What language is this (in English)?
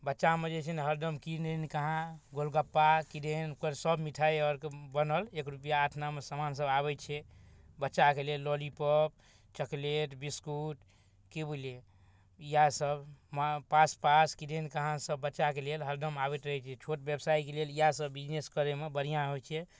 Maithili